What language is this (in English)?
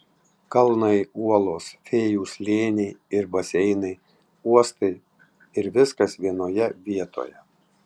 Lithuanian